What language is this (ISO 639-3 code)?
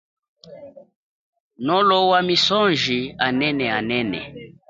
cjk